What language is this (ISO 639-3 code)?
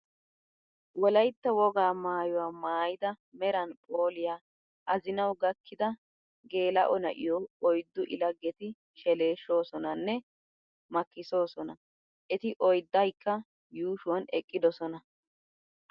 wal